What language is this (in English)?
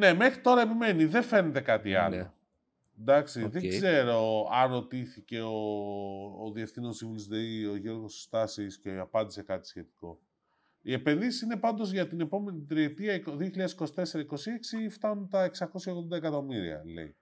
Greek